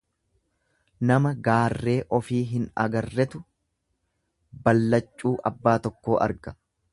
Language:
Oromo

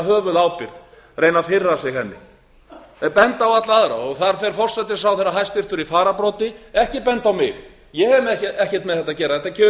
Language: Icelandic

